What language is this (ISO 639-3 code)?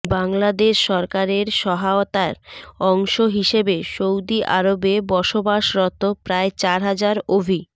ben